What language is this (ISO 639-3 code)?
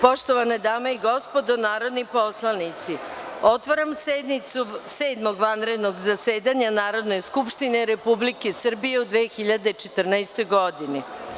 srp